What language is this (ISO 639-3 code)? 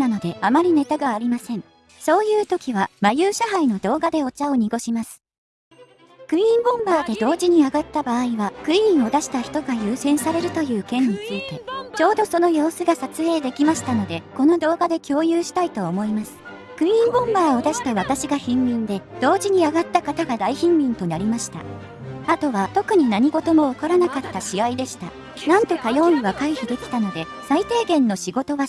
jpn